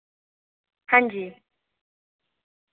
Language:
Dogri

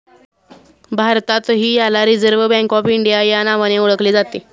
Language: Marathi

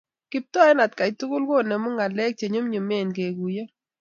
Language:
Kalenjin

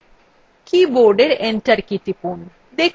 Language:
Bangla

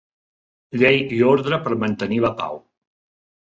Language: Catalan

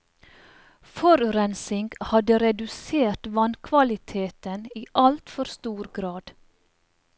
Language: Norwegian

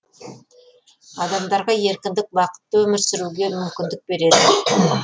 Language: Kazakh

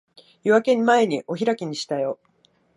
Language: Japanese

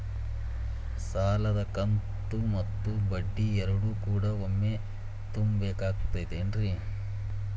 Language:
Kannada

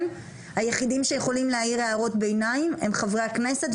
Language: Hebrew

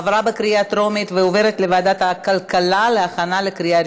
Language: Hebrew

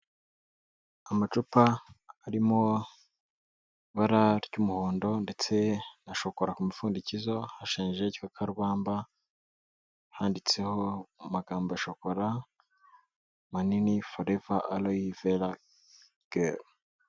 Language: Kinyarwanda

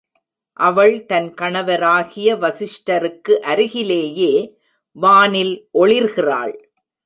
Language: Tamil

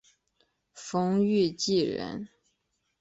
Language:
Chinese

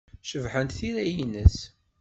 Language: Kabyle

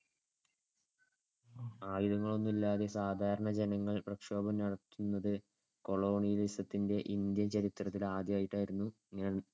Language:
Malayalam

